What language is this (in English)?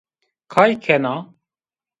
Zaza